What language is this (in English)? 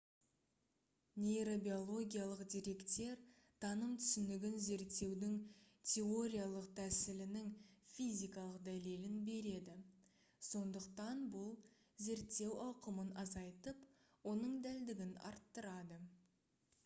Kazakh